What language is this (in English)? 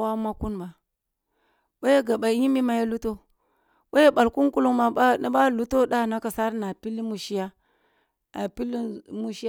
Kulung (Nigeria)